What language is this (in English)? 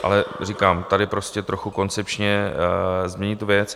Czech